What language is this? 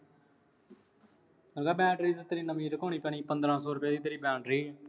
Punjabi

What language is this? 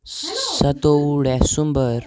Kashmiri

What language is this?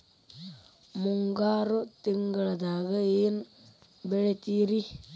Kannada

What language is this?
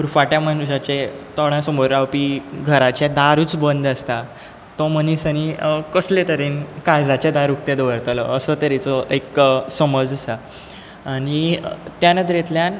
Konkani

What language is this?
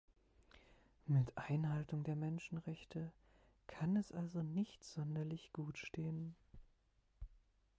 German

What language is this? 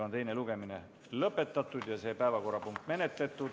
Estonian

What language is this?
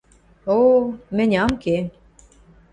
Western Mari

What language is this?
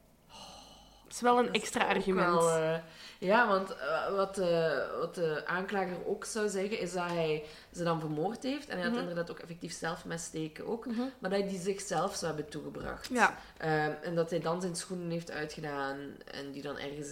Dutch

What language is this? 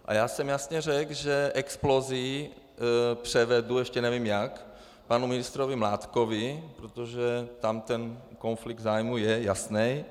Czech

